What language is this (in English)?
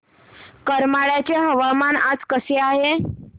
Marathi